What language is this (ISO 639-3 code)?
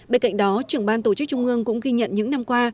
vie